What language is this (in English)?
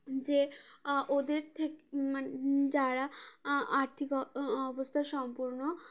Bangla